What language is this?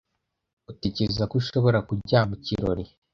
Kinyarwanda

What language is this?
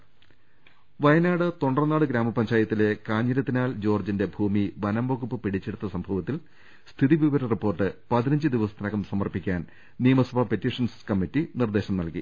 Malayalam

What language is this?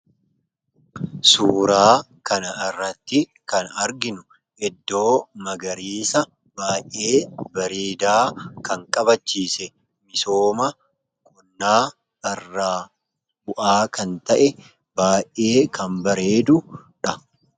Oromo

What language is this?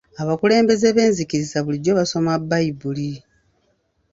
Ganda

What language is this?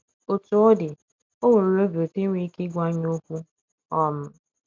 Igbo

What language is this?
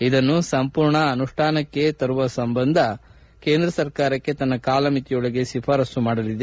Kannada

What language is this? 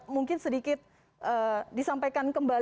Indonesian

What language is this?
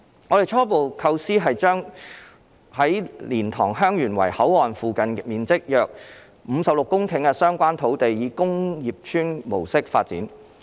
Cantonese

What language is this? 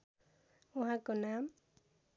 Nepali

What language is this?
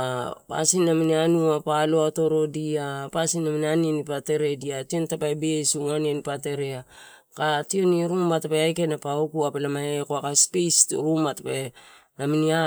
Torau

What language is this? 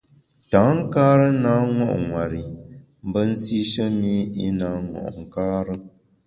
Bamun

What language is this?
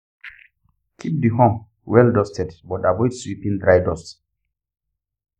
Hausa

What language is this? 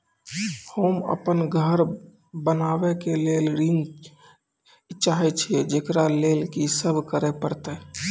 Maithili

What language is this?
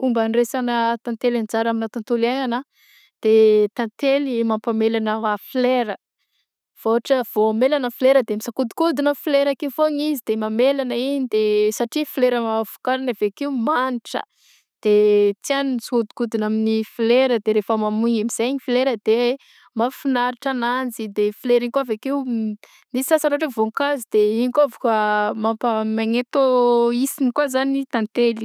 Southern Betsimisaraka Malagasy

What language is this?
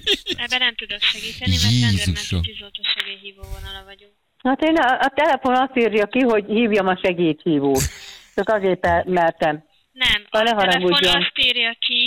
Hungarian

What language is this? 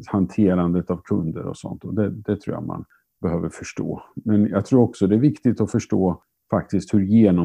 Swedish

